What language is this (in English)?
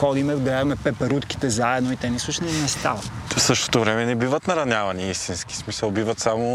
Bulgarian